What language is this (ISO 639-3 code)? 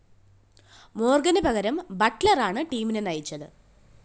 mal